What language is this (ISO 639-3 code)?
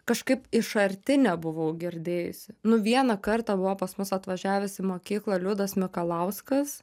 lit